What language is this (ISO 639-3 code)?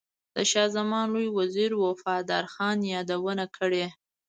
pus